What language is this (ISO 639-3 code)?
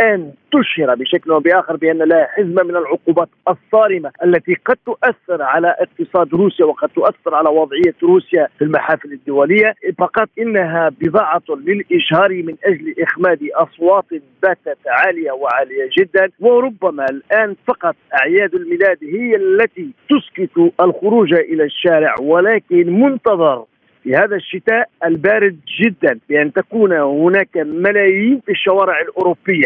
ara